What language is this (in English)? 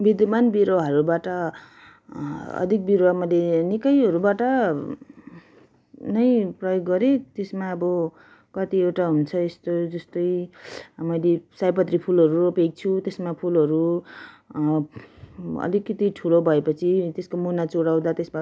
Nepali